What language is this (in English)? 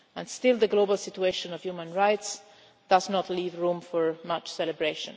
English